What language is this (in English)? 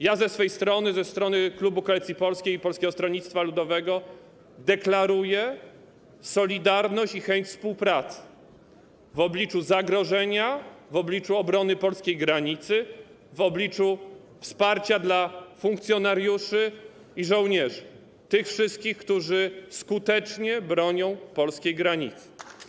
Polish